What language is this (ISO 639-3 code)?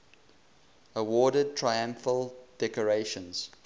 eng